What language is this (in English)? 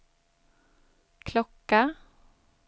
Swedish